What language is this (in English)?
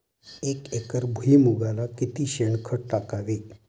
Marathi